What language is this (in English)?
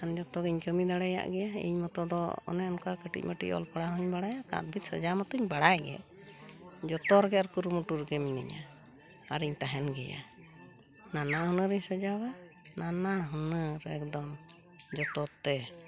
Santali